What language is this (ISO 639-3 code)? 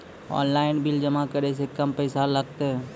mai